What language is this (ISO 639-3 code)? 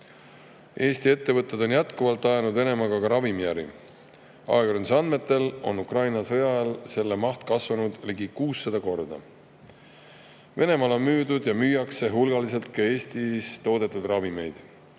est